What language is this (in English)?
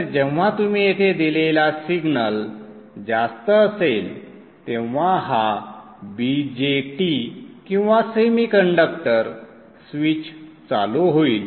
Marathi